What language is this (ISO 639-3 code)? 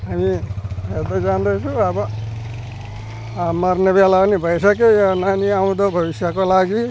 nep